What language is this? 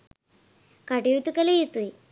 Sinhala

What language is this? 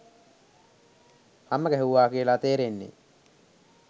Sinhala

